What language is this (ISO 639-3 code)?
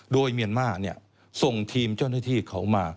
tha